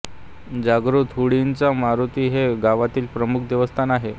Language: Marathi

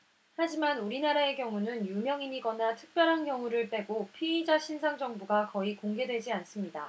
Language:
Korean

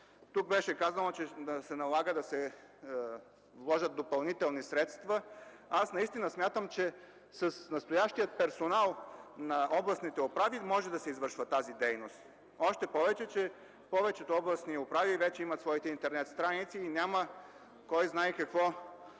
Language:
Bulgarian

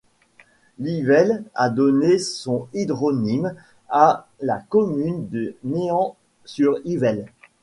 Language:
French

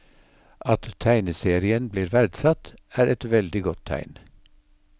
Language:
Norwegian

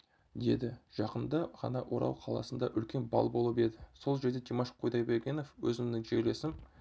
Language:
Kazakh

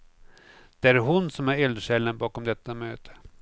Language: Swedish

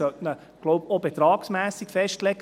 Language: Swiss German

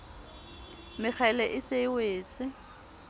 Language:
Southern Sotho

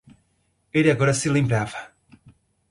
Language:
Portuguese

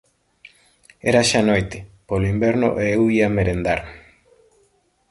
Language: Galician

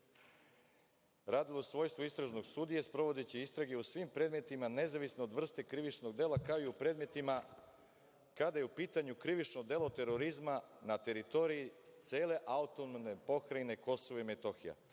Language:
Serbian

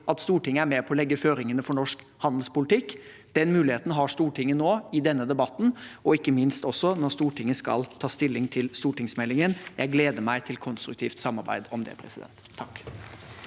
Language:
Norwegian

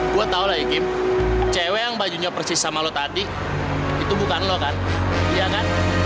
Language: Indonesian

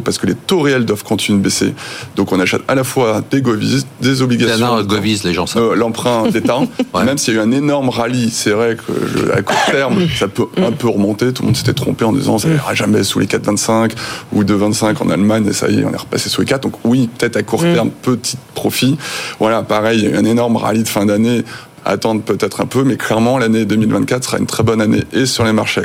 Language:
French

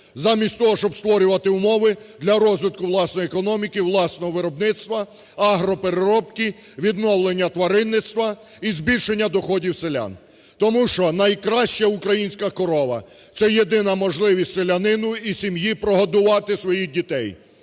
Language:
Ukrainian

